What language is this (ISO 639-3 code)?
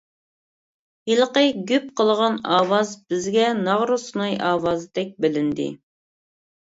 uig